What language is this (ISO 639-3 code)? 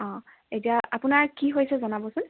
asm